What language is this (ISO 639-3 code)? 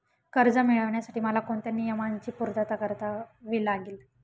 mar